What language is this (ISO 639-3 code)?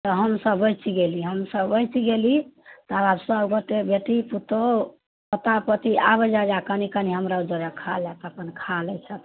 mai